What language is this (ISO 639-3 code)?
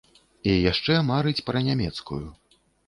bel